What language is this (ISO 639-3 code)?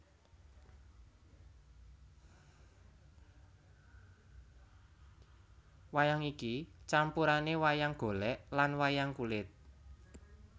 jav